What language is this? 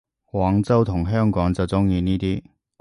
Cantonese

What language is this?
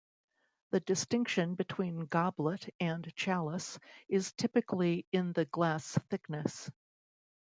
English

